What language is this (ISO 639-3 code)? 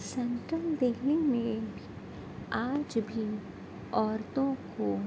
urd